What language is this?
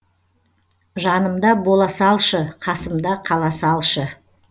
Kazakh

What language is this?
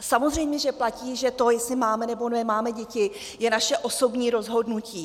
Czech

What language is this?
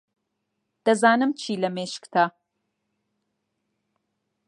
Central Kurdish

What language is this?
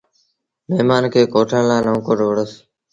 Sindhi Bhil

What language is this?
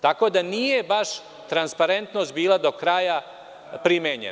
Serbian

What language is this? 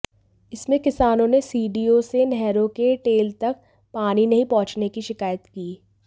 Hindi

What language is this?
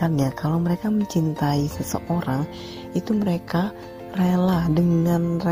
Indonesian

